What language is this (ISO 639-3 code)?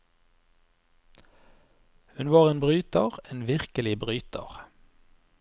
nor